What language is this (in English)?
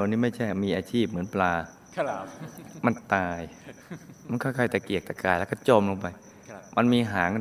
Thai